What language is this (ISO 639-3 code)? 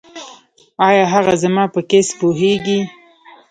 pus